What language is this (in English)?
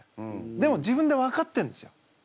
Japanese